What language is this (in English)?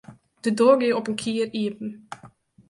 Western Frisian